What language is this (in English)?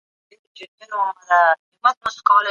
Pashto